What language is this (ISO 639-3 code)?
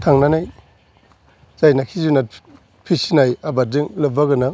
brx